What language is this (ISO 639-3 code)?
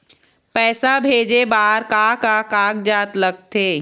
hne